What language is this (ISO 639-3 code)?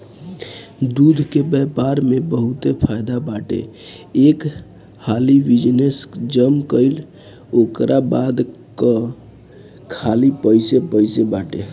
bho